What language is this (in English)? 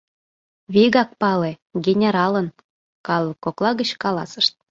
Mari